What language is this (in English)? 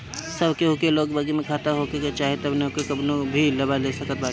Bhojpuri